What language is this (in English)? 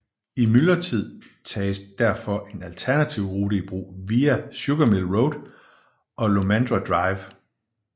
Danish